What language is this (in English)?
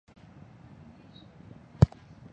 Chinese